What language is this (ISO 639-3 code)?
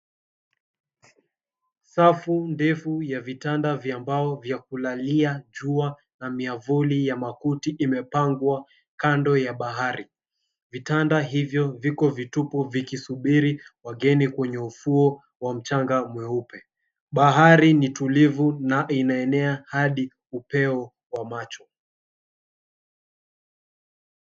swa